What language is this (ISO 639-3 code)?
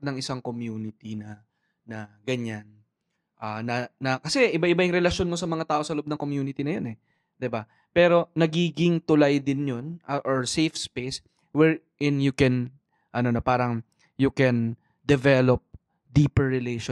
fil